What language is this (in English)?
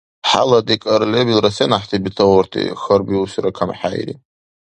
Dargwa